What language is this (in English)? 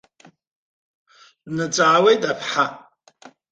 Abkhazian